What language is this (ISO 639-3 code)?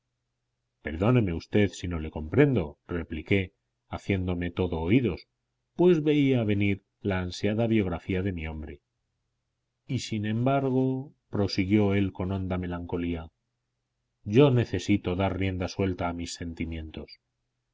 spa